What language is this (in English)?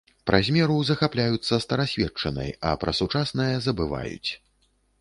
Belarusian